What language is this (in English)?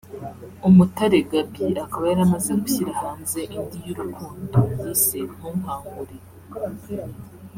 Kinyarwanda